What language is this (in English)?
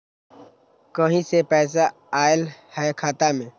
Magahi